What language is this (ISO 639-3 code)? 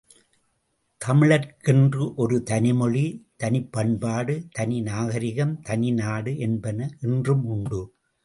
tam